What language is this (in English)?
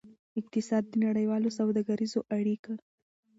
Pashto